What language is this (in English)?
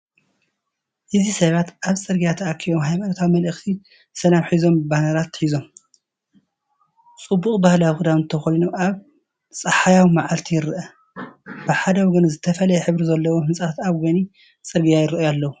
Tigrinya